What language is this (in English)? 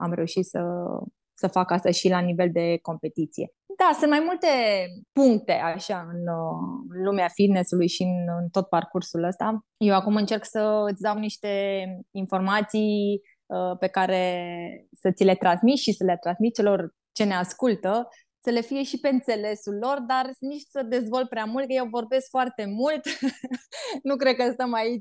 Romanian